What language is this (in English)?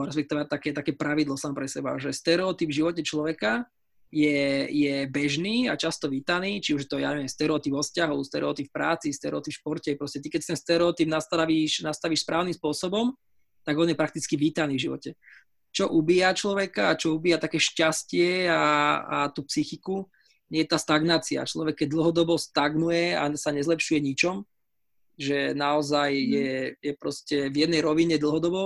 Slovak